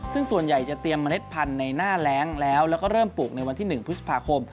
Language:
Thai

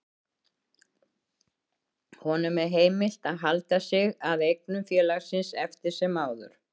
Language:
Icelandic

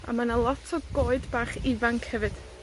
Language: Welsh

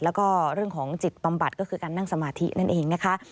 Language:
Thai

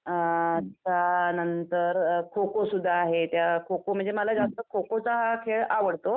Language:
Marathi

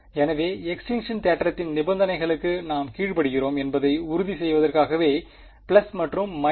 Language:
Tamil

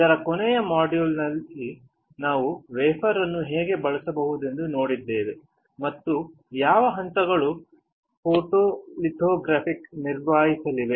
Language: Kannada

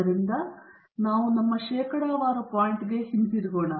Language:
Kannada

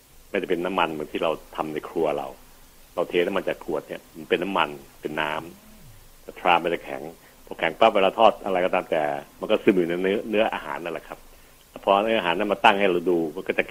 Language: Thai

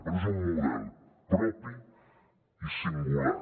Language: Catalan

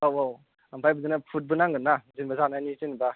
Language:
Bodo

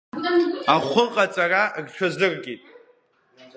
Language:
Abkhazian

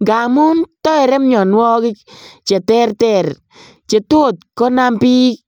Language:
Kalenjin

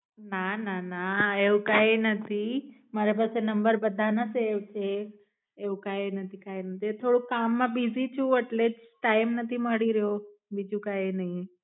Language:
Gujarati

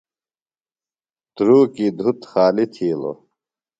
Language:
Phalura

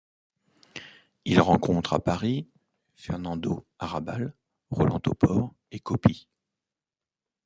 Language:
French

